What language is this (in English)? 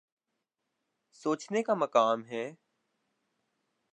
Urdu